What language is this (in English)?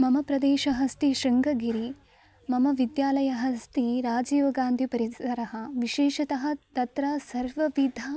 Sanskrit